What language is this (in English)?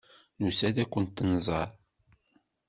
Kabyle